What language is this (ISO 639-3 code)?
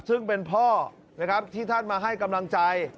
tha